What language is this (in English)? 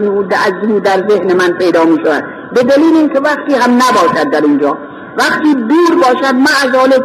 Persian